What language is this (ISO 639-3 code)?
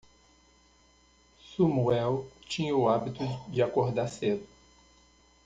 por